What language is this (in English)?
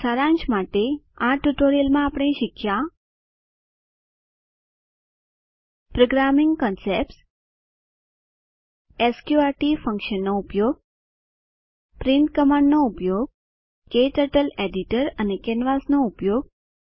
Gujarati